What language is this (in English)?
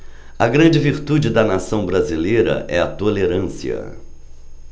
Portuguese